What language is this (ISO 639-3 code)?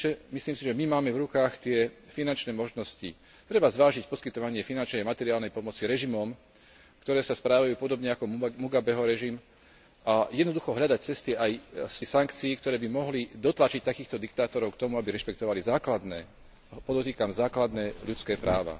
slk